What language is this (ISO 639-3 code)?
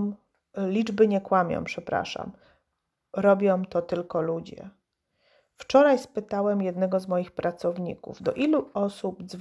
pol